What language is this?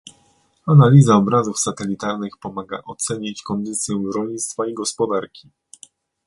Polish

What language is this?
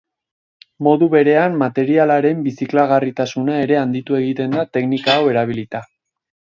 Basque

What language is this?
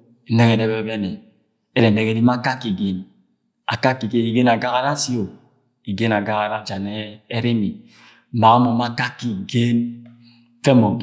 Agwagwune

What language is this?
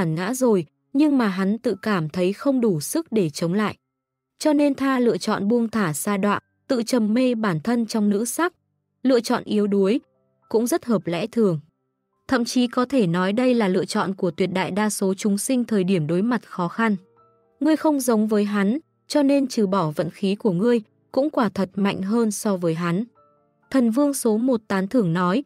Vietnamese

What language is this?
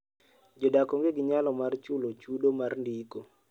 Luo (Kenya and Tanzania)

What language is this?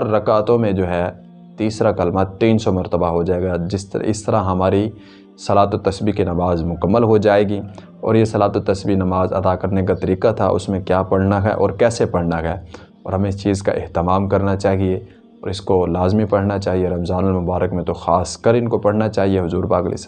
Urdu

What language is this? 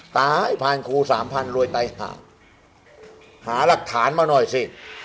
Thai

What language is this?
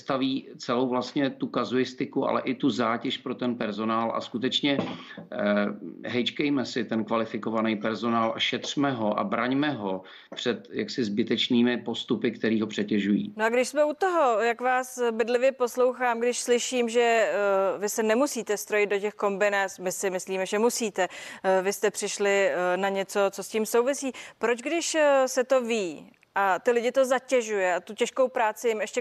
Czech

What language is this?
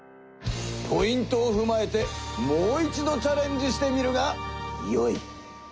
Japanese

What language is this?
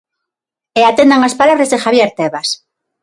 Galician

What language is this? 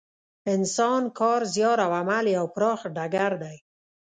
Pashto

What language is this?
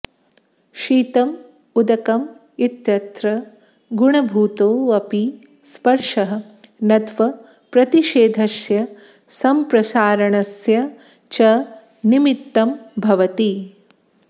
Sanskrit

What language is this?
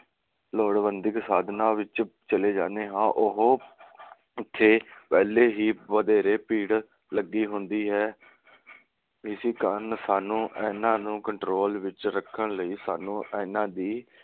Punjabi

